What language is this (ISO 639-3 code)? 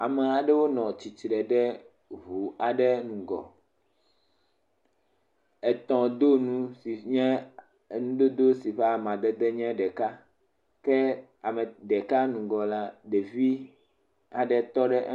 ewe